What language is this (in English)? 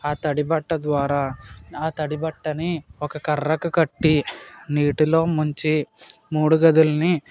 Telugu